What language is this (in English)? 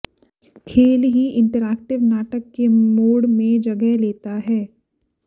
Hindi